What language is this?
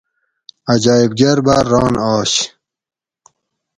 Gawri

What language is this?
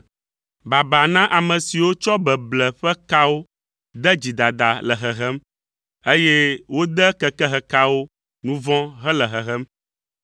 Ewe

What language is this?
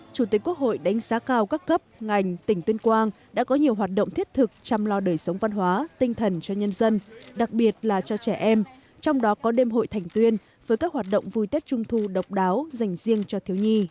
Vietnamese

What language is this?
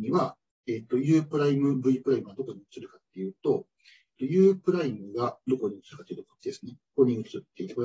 Japanese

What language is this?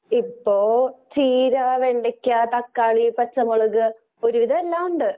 Malayalam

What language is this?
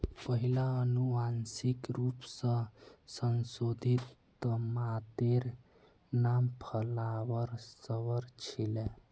Magahi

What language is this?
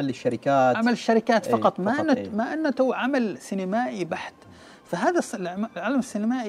Arabic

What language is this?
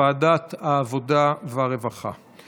Hebrew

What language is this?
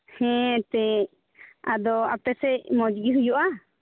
Santali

